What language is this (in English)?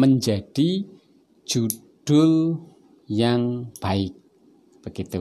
Indonesian